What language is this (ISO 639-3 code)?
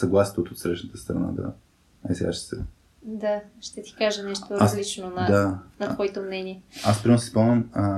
bul